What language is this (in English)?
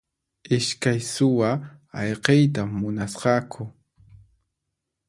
Puno Quechua